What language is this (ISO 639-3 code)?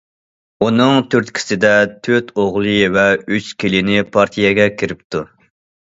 uig